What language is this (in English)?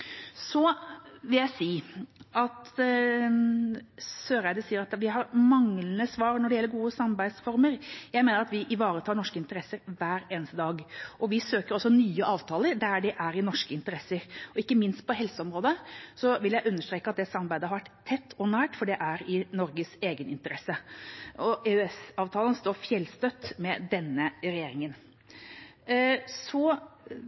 Norwegian Bokmål